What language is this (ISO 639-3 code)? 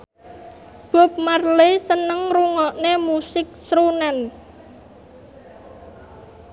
jav